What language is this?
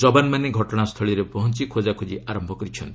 Odia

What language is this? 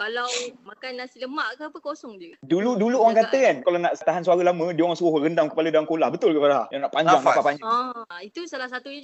Malay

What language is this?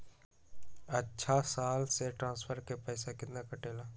Magahi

